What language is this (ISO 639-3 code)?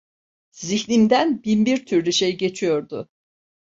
tur